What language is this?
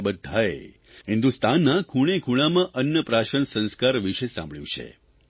Gujarati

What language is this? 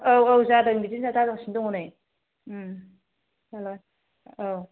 Bodo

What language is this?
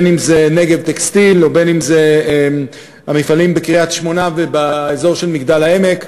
Hebrew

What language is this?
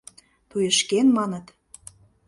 Mari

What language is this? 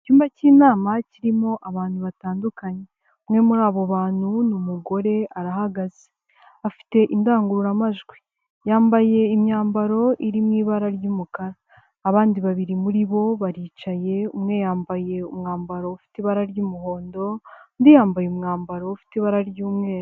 Kinyarwanda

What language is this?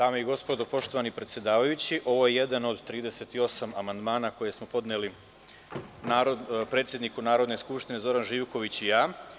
Serbian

